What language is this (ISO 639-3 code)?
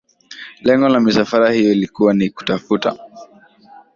swa